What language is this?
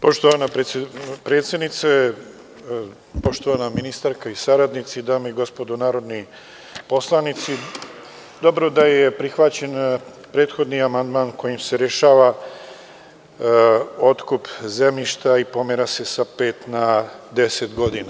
Serbian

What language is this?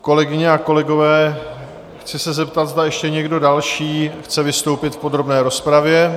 Czech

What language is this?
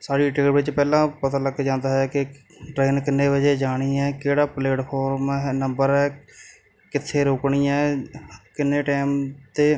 Punjabi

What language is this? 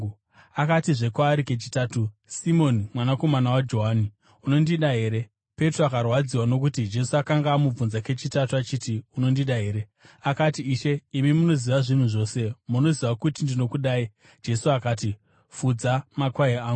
Shona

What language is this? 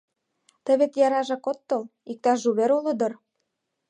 Mari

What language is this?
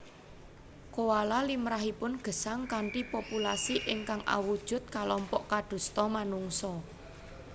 Javanese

